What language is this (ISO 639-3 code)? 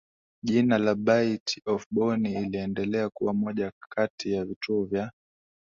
swa